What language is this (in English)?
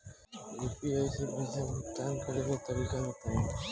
Bhojpuri